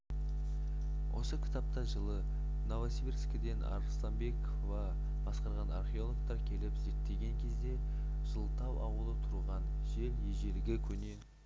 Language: Kazakh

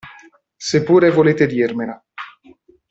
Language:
Italian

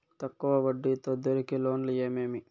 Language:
Telugu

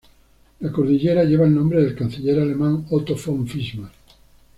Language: Spanish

